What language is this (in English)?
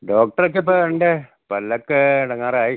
Malayalam